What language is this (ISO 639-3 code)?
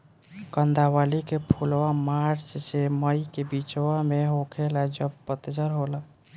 bho